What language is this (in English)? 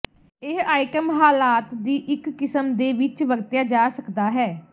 Punjabi